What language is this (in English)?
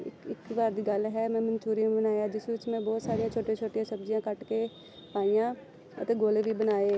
Punjabi